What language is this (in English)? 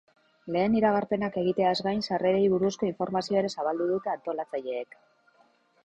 Basque